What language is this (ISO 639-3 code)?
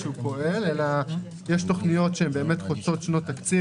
heb